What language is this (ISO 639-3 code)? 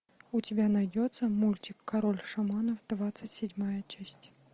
rus